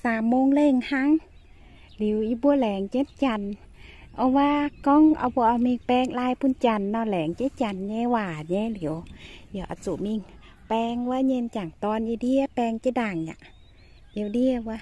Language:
Thai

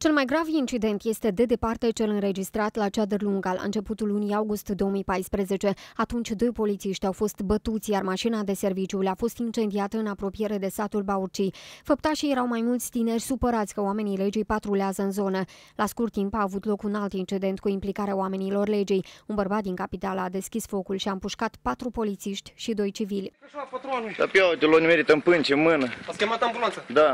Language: Romanian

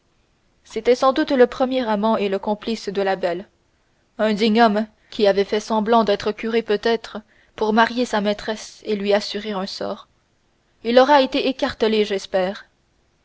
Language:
French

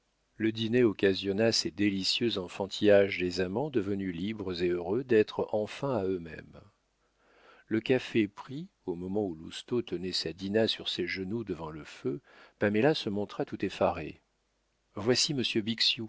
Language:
French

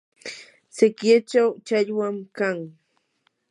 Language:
Yanahuanca Pasco Quechua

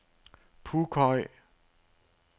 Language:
Danish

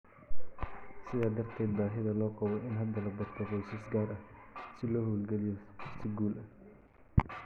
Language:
Somali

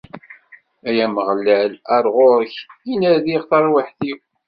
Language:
Kabyle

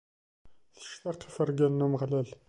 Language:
Kabyle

